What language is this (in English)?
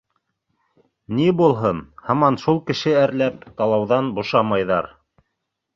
Bashkir